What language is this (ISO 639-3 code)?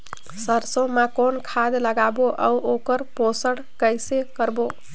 hne